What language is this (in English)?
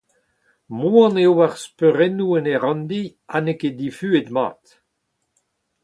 Breton